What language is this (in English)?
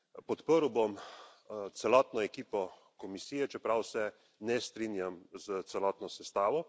Slovenian